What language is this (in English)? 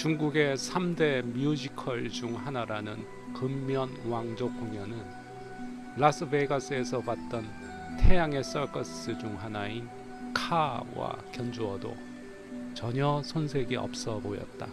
Korean